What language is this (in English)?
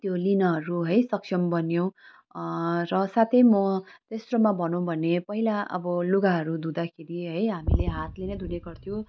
Nepali